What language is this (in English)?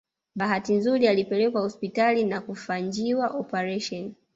Swahili